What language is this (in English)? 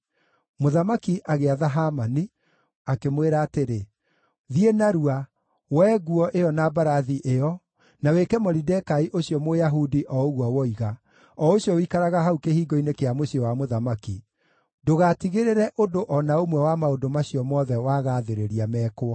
Kikuyu